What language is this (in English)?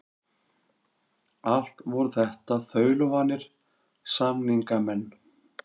Icelandic